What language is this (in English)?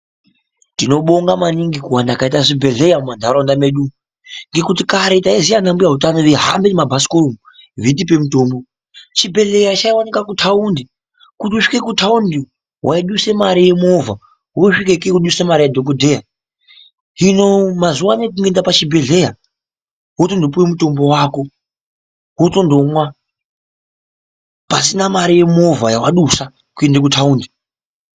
Ndau